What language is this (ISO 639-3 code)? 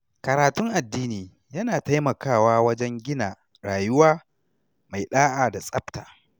hau